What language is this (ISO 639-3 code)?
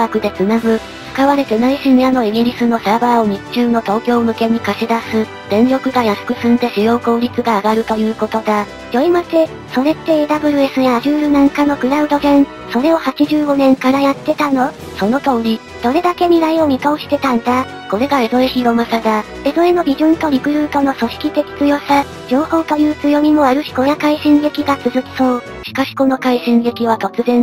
jpn